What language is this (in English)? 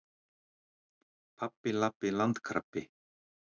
Icelandic